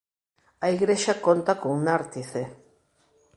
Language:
Galician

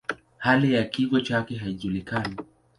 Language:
Swahili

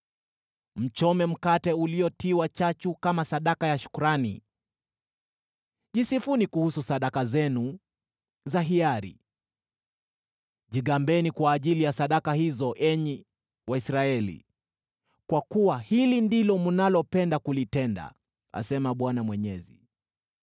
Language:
Swahili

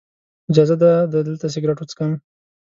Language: Pashto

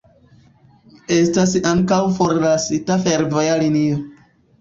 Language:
Esperanto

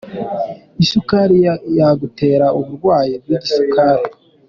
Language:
Kinyarwanda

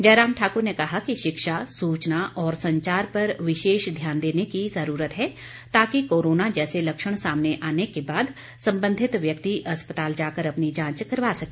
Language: Hindi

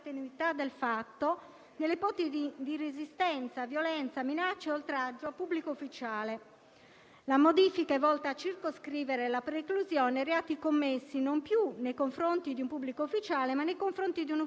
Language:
Italian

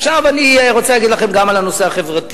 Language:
Hebrew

